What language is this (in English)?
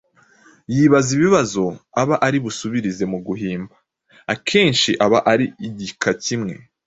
Kinyarwanda